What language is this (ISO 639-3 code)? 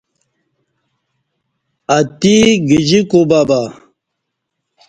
bsh